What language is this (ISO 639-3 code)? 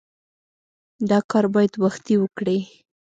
pus